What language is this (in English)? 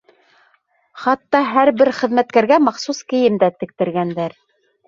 Bashkir